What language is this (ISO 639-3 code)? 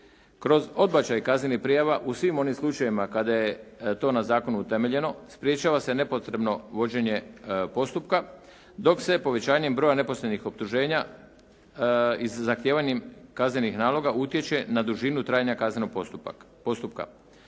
hrv